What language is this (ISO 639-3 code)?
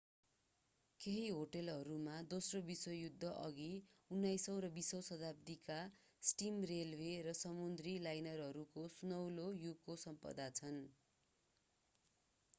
nep